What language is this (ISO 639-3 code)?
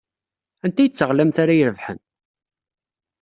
kab